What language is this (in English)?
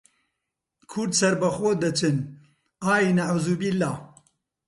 Central Kurdish